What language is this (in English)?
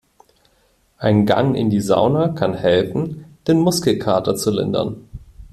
German